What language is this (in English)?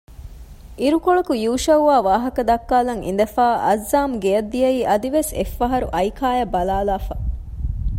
Divehi